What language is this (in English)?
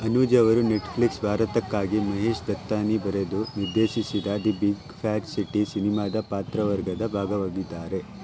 Kannada